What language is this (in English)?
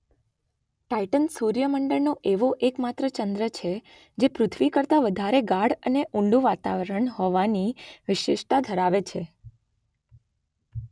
Gujarati